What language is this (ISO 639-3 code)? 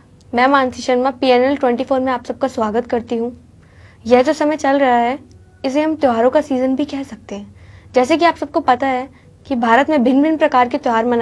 hin